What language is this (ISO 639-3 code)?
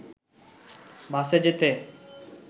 ben